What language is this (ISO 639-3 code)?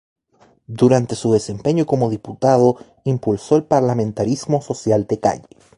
spa